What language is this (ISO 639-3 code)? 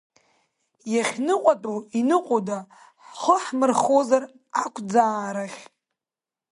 abk